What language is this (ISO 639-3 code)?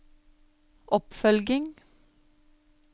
nor